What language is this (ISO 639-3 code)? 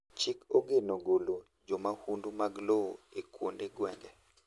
luo